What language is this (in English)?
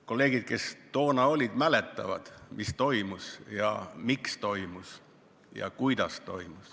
Estonian